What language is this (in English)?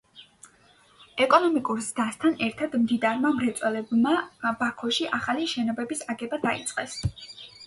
Georgian